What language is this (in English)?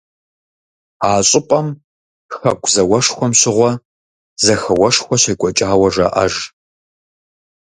Kabardian